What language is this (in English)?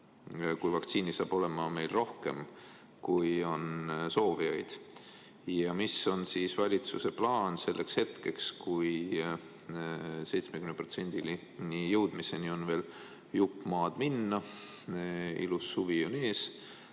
Estonian